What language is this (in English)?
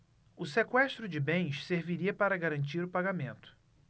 Portuguese